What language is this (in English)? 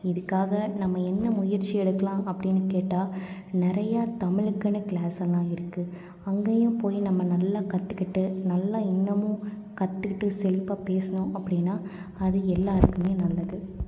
Tamil